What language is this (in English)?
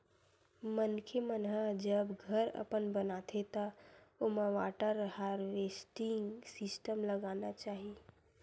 Chhattisgarhi